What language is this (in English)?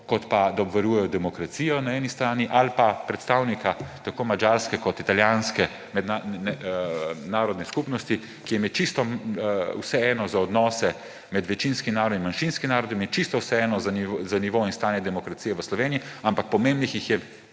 Slovenian